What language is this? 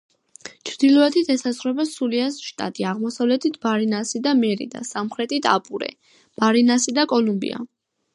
Georgian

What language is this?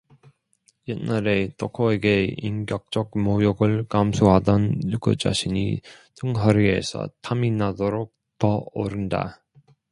Korean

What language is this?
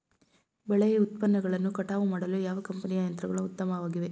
Kannada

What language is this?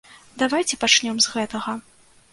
Belarusian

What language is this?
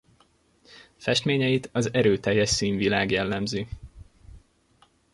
Hungarian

